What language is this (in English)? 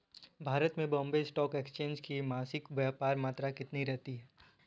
Hindi